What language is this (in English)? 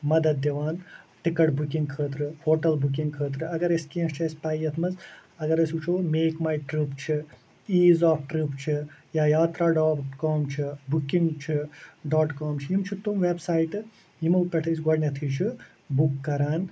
Kashmiri